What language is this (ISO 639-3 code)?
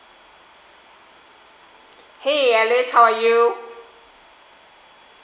eng